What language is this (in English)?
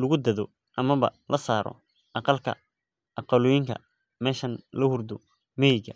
Somali